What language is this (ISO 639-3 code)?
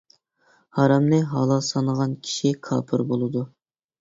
uig